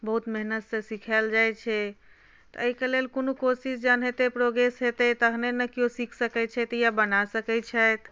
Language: Maithili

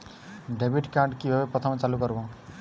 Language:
Bangla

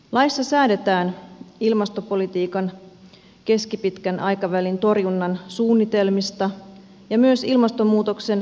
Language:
Finnish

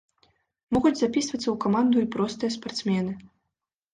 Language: Belarusian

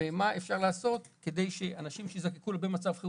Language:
Hebrew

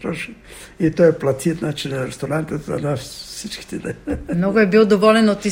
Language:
Bulgarian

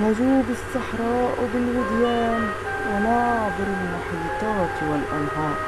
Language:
Arabic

